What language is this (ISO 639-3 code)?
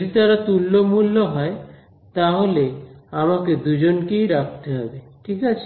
ben